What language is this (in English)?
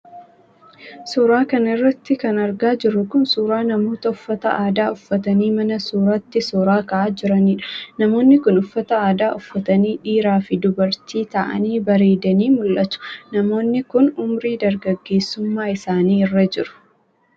Oromo